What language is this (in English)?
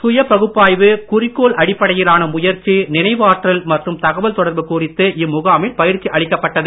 Tamil